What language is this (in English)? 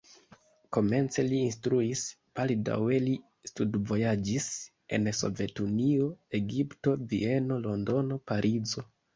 Esperanto